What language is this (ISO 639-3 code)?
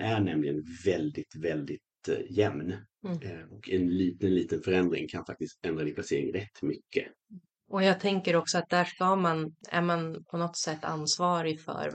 swe